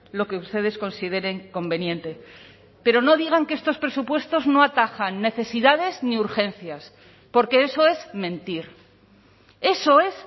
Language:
Spanish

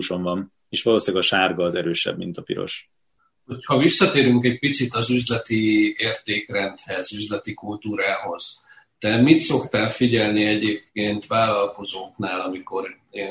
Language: Hungarian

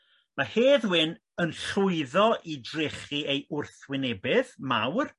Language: Welsh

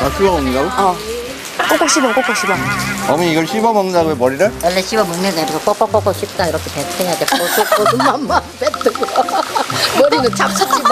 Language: Korean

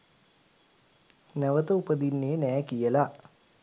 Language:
Sinhala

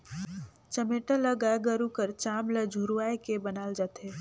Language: Chhattisgarhi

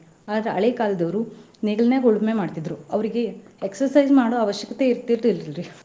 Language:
Kannada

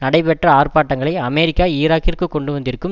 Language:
Tamil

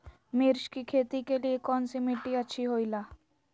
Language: Magahi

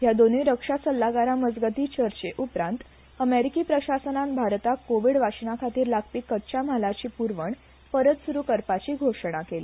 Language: Konkani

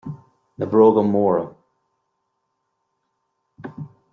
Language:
Irish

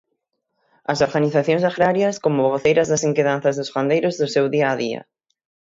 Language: Galician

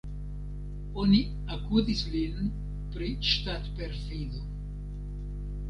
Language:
Esperanto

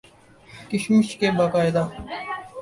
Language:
Urdu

